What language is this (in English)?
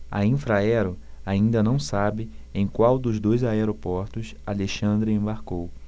Portuguese